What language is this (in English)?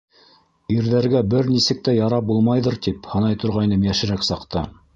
Bashkir